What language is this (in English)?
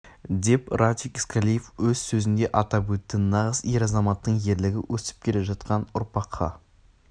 Kazakh